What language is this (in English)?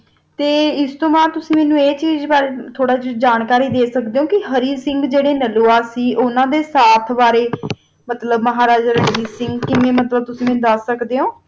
Punjabi